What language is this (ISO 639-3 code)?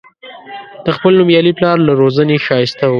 pus